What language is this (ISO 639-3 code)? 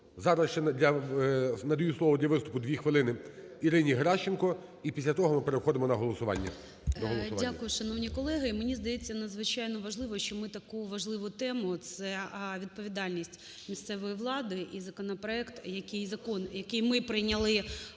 ukr